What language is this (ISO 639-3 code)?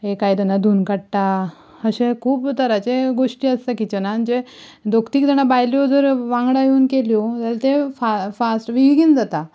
kok